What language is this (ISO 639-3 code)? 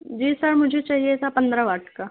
urd